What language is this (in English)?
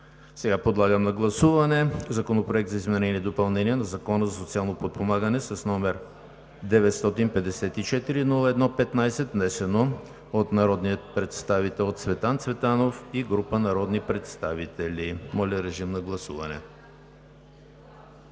Bulgarian